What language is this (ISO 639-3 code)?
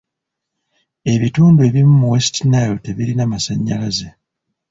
lug